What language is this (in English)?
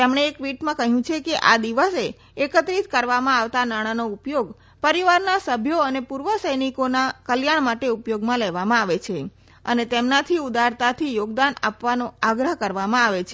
Gujarati